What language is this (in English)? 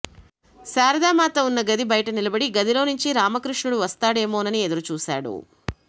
Telugu